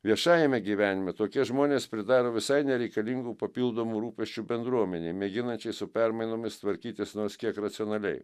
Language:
Lithuanian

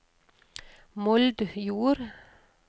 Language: Norwegian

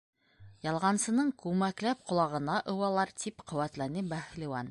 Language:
Bashkir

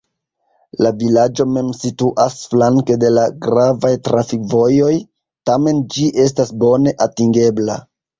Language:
Esperanto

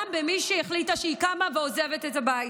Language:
Hebrew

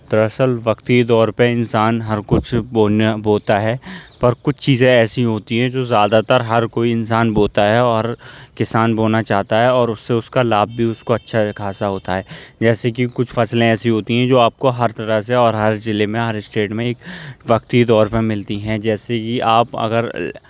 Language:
Urdu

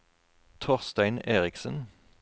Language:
Norwegian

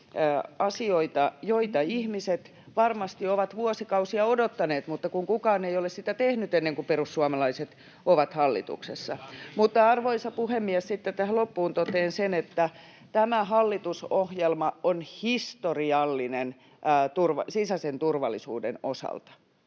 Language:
Finnish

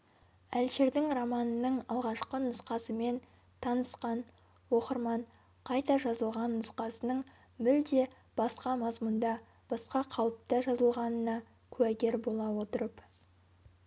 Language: Kazakh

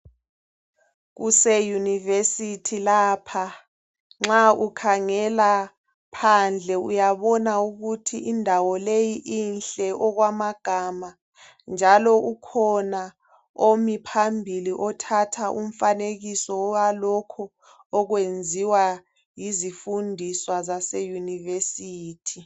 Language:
North Ndebele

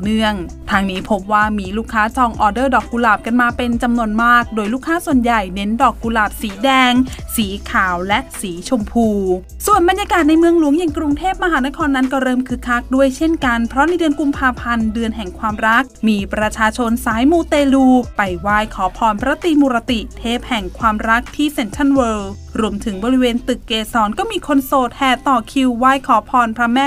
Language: Thai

